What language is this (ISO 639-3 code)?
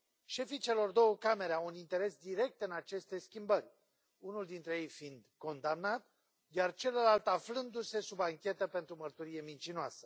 ron